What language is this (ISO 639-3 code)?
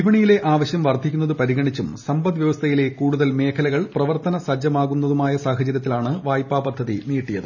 mal